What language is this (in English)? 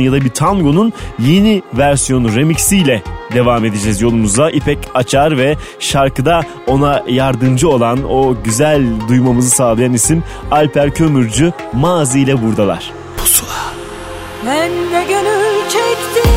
Turkish